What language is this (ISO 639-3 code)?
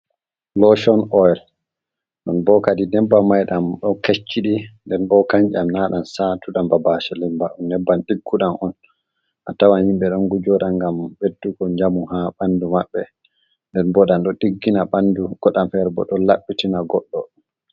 ful